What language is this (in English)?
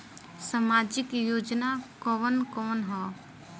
Bhojpuri